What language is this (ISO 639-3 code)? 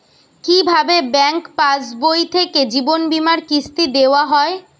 ben